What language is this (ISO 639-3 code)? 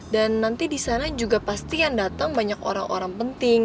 ind